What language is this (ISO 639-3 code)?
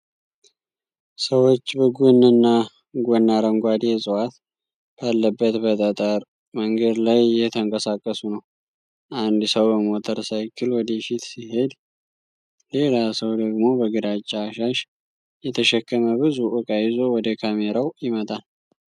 amh